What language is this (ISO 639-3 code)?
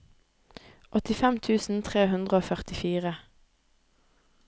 nor